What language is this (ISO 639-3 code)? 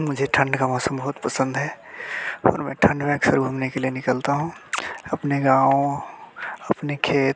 hin